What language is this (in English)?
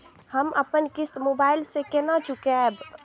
Maithili